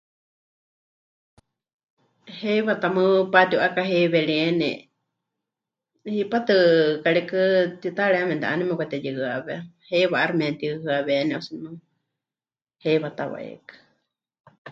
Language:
Huichol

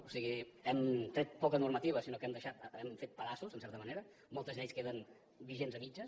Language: Catalan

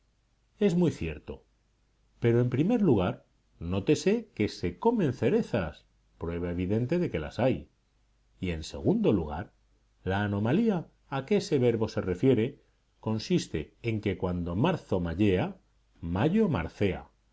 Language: Spanish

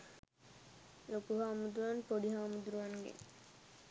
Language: Sinhala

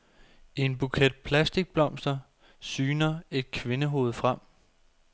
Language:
Danish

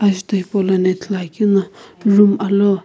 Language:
Sumi Naga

